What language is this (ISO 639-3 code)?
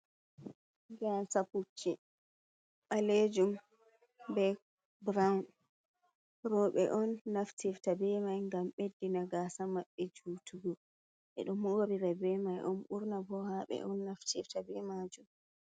ful